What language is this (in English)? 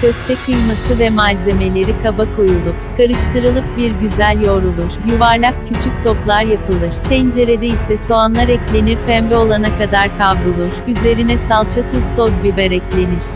Turkish